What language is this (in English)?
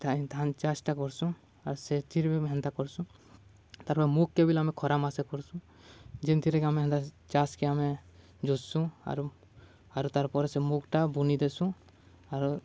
Odia